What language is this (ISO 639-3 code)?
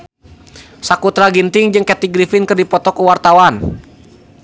sun